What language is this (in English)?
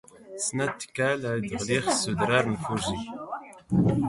Standard Moroccan Tamazight